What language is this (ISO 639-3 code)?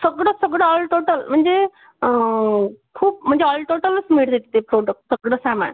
mar